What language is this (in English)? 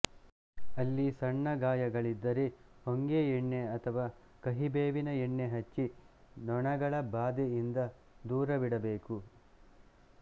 Kannada